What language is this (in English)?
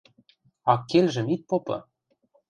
Western Mari